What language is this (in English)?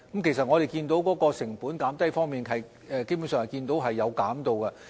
Cantonese